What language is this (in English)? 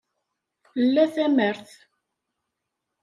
Kabyle